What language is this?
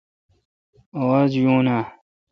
Kalkoti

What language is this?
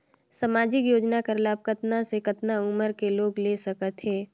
Chhattisgarhi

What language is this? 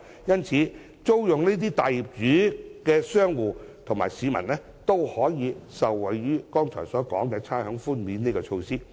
Cantonese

